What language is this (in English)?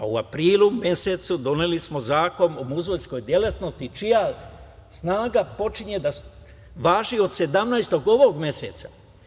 Serbian